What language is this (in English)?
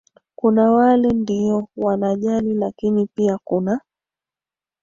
Swahili